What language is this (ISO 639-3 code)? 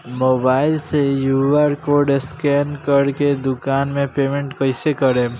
bho